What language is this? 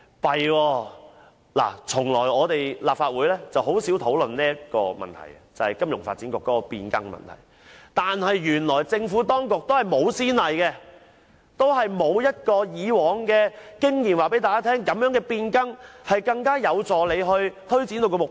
Cantonese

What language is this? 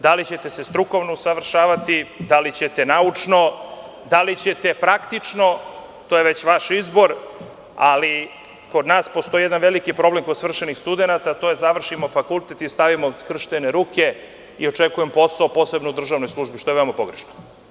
Serbian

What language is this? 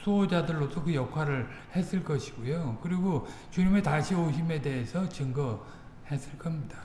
Korean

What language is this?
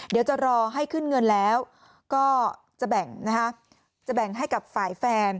Thai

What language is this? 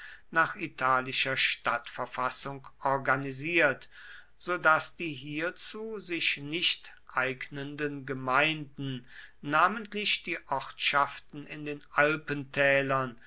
German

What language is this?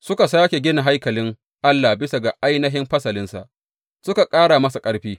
Hausa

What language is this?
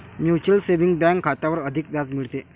Marathi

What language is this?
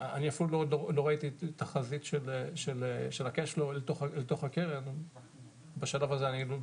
Hebrew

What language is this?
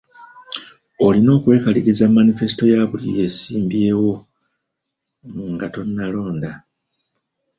Ganda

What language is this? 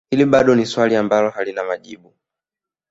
Swahili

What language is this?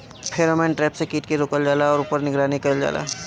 Bhojpuri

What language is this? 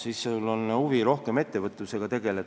Estonian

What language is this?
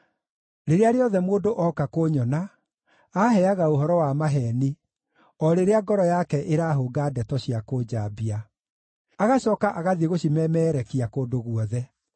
Kikuyu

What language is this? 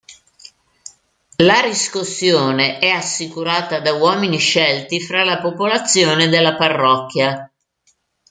Italian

